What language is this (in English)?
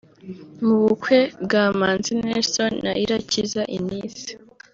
Kinyarwanda